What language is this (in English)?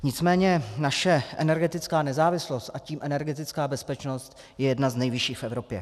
Czech